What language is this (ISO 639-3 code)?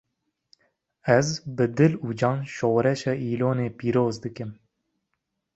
kur